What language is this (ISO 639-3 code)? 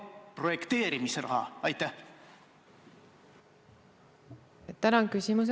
est